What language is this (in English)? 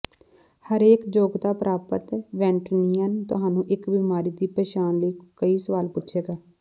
Punjabi